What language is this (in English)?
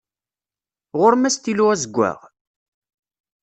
Kabyle